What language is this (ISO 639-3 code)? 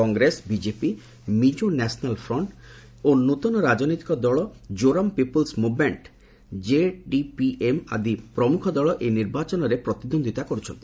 ori